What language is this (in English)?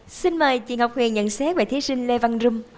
Vietnamese